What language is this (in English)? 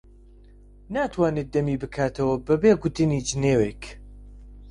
Central Kurdish